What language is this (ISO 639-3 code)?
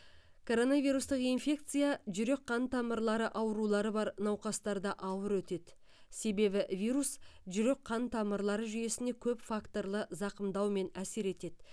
kaz